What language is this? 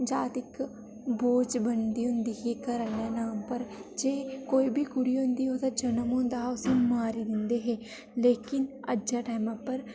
Dogri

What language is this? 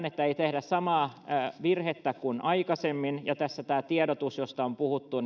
Finnish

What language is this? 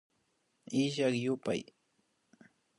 Imbabura Highland Quichua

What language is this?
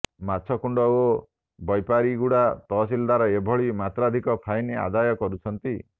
Odia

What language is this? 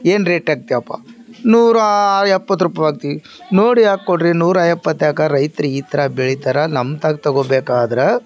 Kannada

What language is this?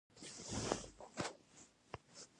Pashto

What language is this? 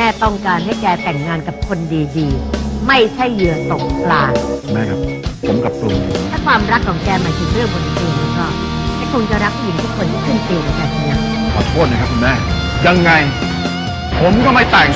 Thai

